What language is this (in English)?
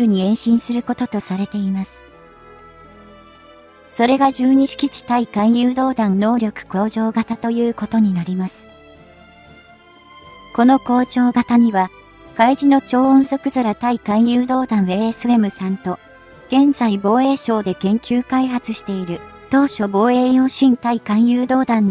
Japanese